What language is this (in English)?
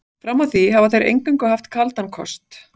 Icelandic